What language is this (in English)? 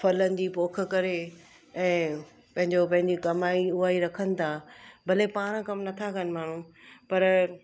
Sindhi